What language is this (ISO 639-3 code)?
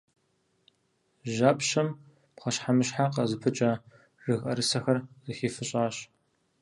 kbd